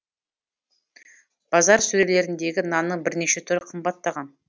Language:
Kazakh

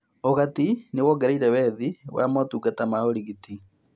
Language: Kikuyu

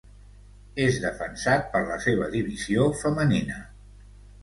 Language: Catalan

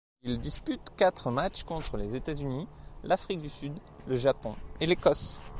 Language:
French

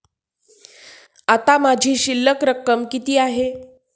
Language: Marathi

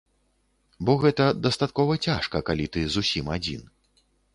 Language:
Belarusian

